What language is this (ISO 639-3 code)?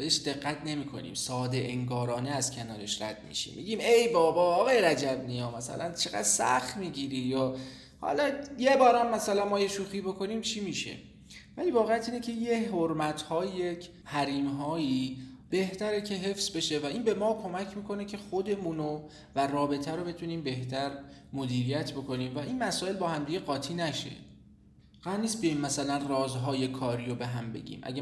fas